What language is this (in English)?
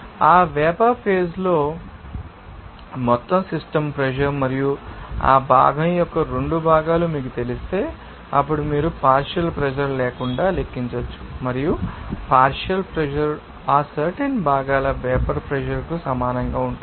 Telugu